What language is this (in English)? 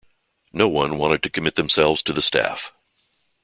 English